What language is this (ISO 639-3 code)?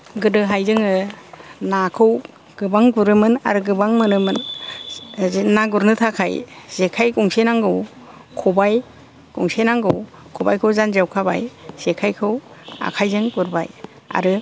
brx